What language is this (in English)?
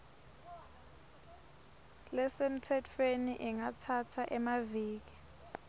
Swati